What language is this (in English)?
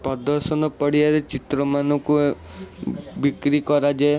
Odia